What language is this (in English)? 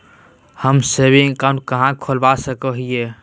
Magahi